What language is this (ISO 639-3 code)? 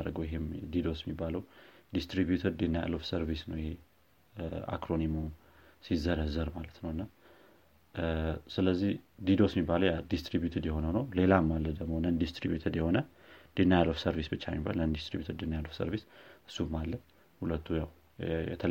amh